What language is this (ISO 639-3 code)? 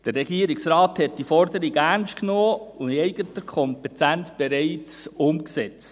gsw